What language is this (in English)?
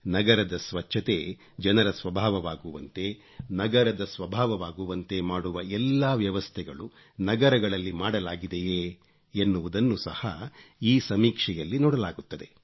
Kannada